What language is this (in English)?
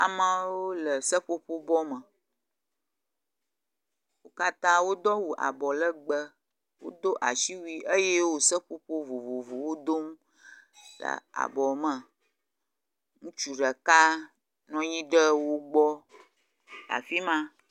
Ewe